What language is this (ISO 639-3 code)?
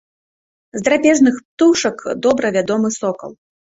bel